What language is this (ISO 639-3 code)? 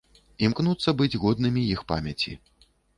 bel